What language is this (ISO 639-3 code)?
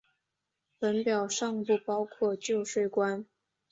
zho